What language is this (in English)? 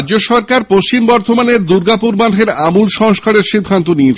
Bangla